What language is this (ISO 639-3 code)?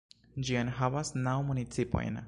epo